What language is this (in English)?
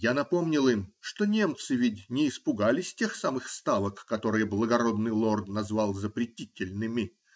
Russian